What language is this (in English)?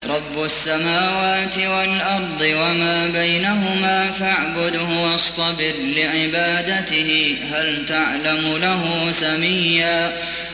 Arabic